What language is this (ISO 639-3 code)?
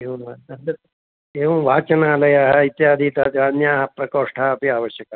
san